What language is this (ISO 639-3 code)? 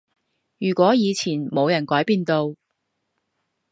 yue